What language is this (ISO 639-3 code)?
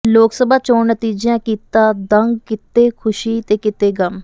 pan